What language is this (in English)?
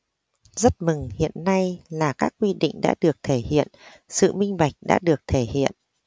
Vietnamese